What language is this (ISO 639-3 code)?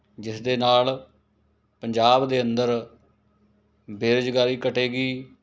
pan